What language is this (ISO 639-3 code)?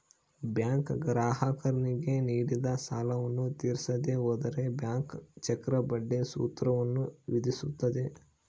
kan